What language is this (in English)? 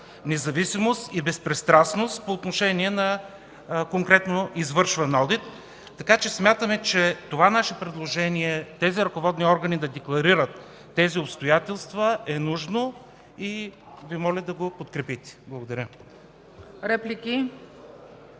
Bulgarian